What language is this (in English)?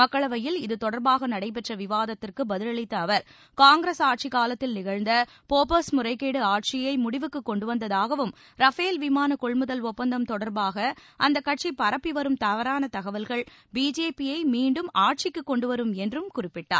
Tamil